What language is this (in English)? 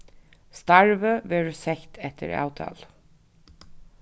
Faroese